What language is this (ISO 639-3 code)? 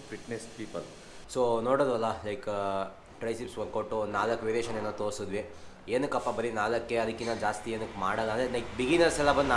kan